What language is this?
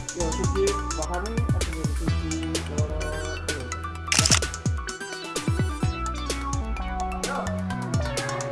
Indonesian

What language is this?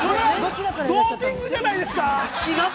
Japanese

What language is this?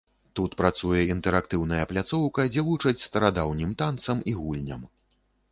Belarusian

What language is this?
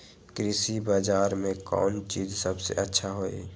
Magahi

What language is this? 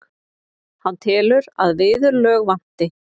Icelandic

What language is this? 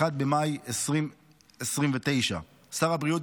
Hebrew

